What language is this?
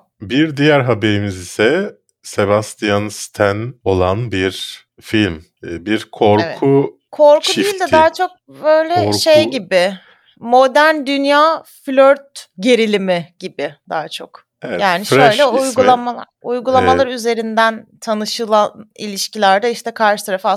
Turkish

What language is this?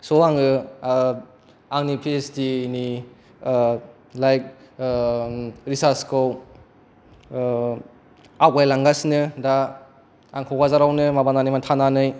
Bodo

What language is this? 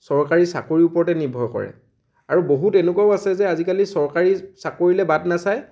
Assamese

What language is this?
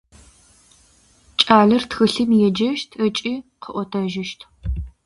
Adyghe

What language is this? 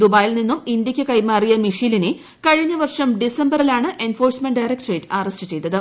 Malayalam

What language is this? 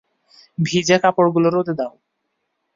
Bangla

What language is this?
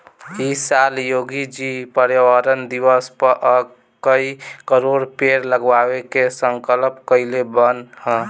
Bhojpuri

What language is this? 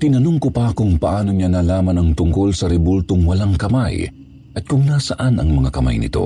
Filipino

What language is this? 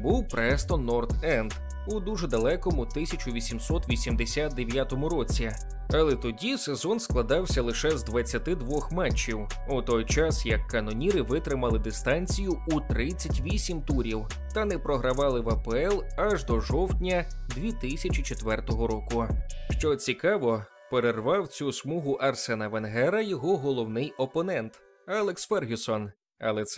Ukrainian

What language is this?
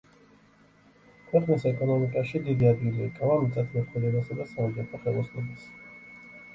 Georgian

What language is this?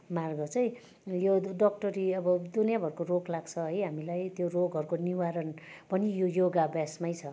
Nepali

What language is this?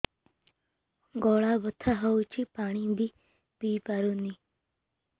Odia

